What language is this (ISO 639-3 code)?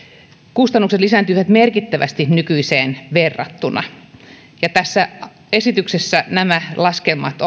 fin